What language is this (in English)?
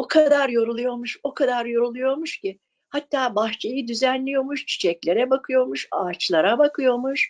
Turkish